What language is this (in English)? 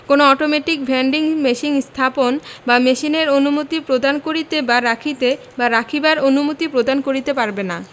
Bangla